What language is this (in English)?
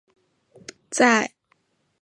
Chinese